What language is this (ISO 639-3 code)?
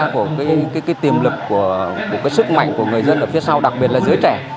vie